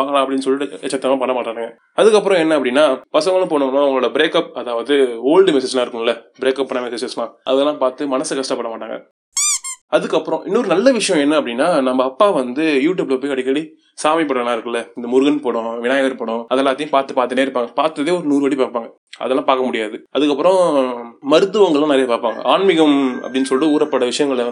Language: Tamil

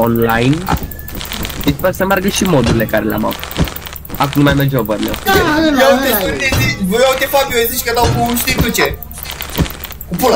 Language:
Romanian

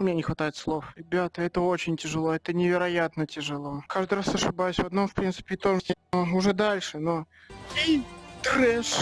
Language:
Russian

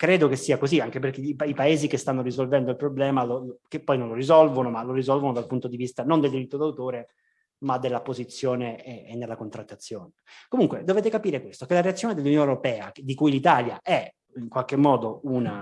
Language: Italian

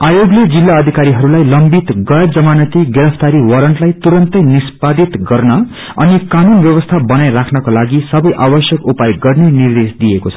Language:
Nepali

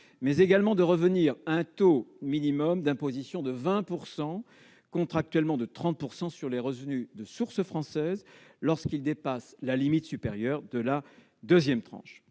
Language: French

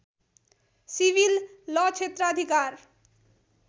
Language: Nepali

